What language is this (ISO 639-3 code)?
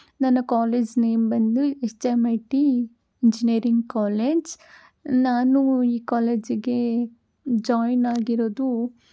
kan